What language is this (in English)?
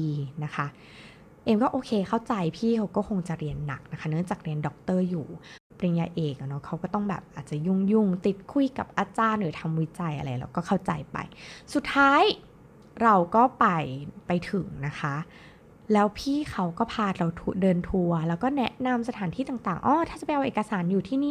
Thai